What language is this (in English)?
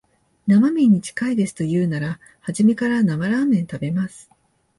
Japanese